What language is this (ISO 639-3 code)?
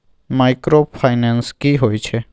mai